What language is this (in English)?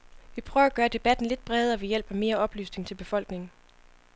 Danish